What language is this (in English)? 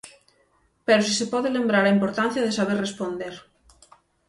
Galician